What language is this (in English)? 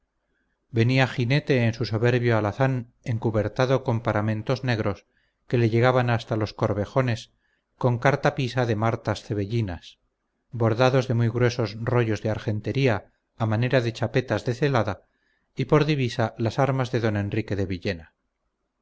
Spanish